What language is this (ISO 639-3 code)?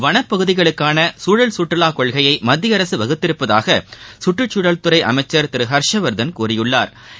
tam